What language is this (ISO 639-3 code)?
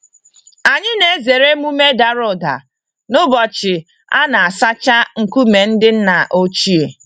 ibo